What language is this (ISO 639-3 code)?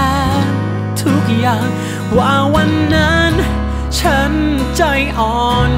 tha